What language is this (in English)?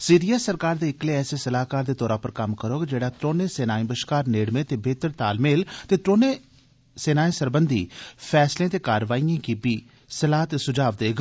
Dogri